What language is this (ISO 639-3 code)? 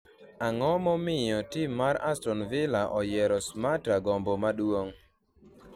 luo